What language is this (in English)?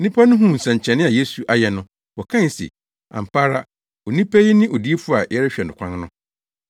Akan